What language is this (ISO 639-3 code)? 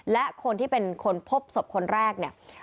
tha